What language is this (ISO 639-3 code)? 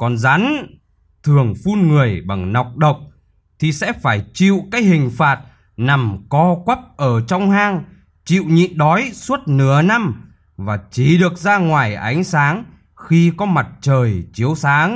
vie